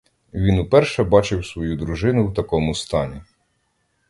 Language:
Ukrainian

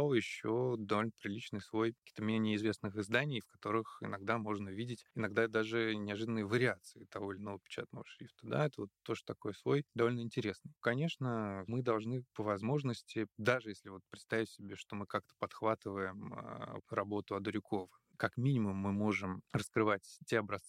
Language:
Russian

